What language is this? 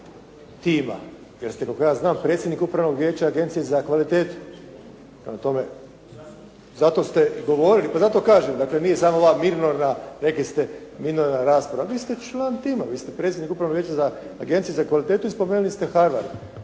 Croatian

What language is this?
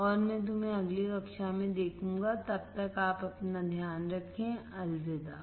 Hindi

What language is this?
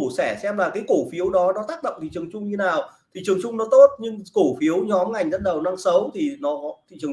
Vietnamese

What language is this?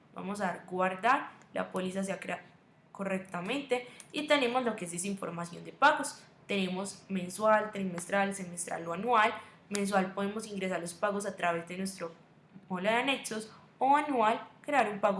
Spanish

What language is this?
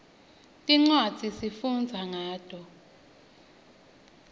Swati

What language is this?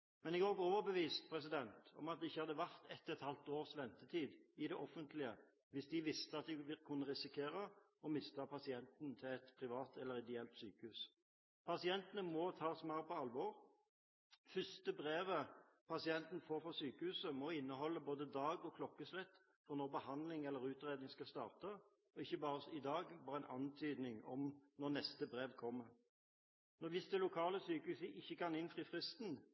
Norwegian Bokmål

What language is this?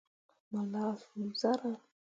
Mundang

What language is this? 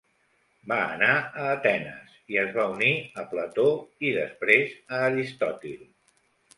Catalan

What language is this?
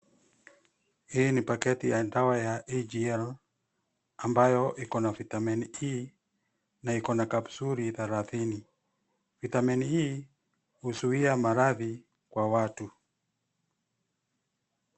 Swahili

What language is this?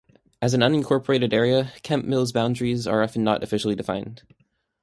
English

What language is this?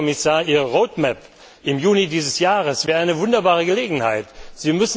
German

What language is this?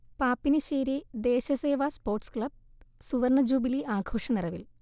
Malayalam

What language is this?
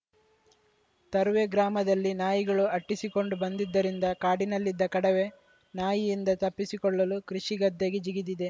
Kannada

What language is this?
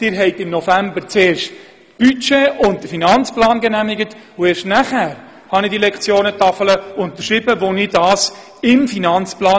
Swiss German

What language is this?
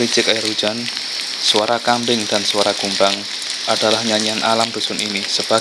Indonesian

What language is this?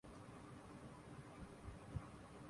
Urdu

